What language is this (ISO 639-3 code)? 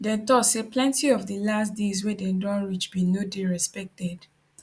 pcm